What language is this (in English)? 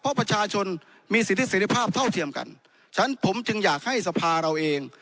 Thai